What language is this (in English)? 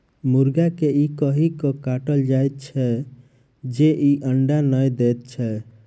Maithili